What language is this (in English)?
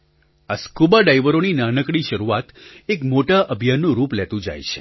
Gujarati